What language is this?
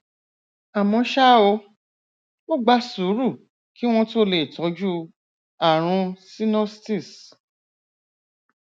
Yoruba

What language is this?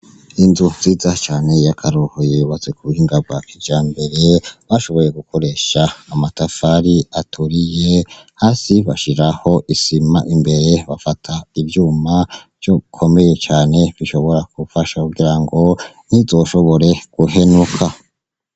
Rundi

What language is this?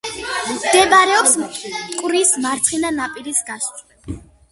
Georgian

